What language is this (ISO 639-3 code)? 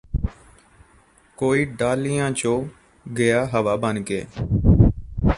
pan